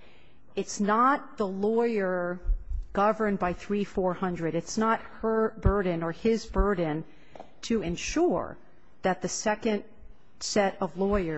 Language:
English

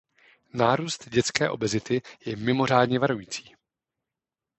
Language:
Czech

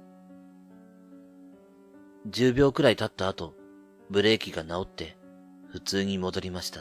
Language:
Japanese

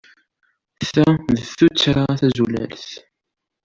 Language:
Kabyle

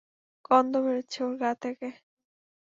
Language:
Bangla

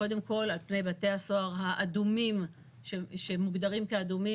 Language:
Hebrew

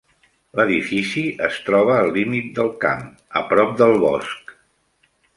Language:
Catalan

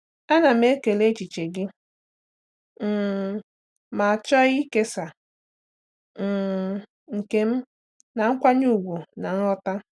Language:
Igbo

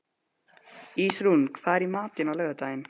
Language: Icelandic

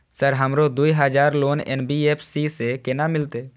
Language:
Maithili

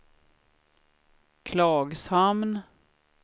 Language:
Swedish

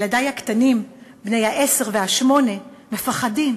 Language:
Hebrew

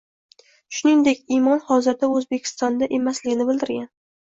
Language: Uzbek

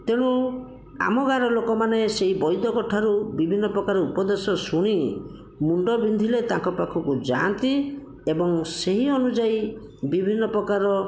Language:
Odia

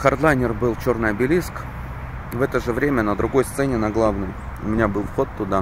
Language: Russian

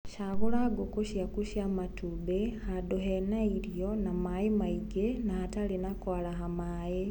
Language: Kikuyu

